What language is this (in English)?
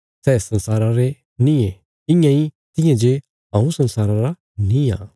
Bilaspuri